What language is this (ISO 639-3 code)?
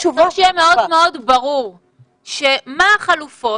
heb